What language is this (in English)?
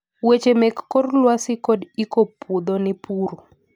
Luo (Kenya and Tanzania)